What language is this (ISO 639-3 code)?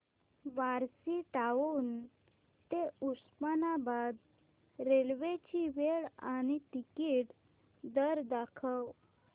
mar